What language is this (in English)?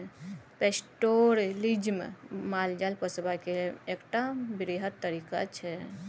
Maithili